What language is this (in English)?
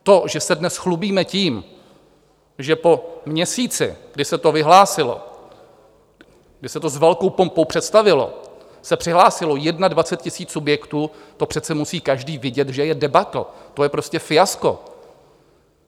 Czech